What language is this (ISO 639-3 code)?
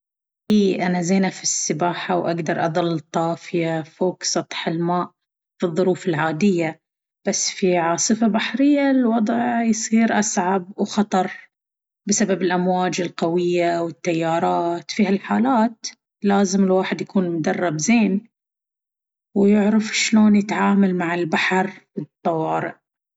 abv